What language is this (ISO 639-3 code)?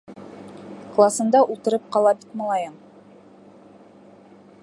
bak